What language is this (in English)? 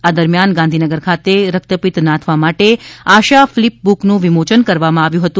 Gujarati